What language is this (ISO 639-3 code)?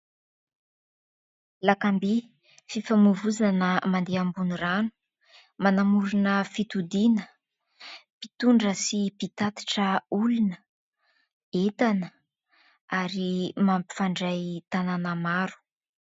mlg